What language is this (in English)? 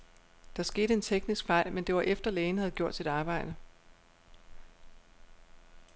Danish